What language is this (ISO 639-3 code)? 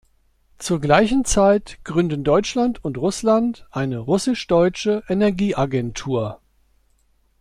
deu